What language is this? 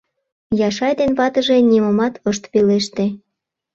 Mari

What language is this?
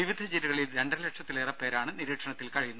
Malayalam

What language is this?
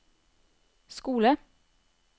Norwegian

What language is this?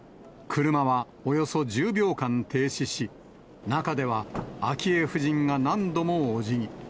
Japanese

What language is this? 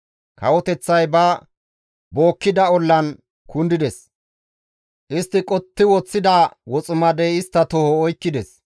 Gamo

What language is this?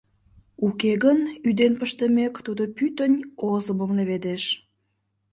Mari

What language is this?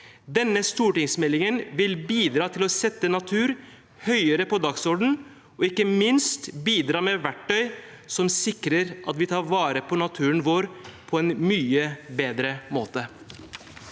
Norwegian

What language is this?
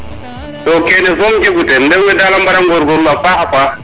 Serer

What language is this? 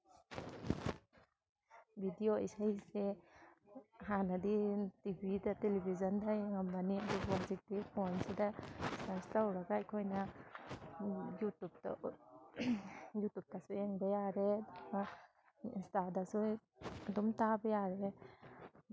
Manipuri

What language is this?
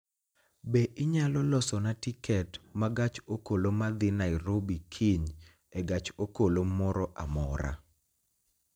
Luo (Kenya and Tanzania)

